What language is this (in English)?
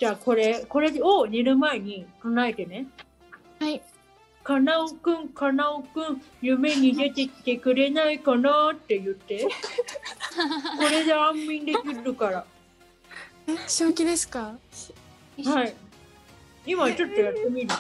Japanese